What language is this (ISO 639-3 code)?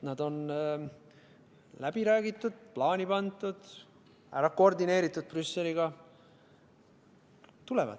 est